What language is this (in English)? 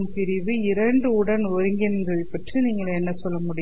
Tamil